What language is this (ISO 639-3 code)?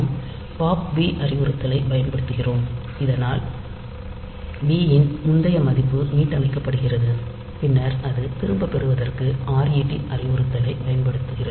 tam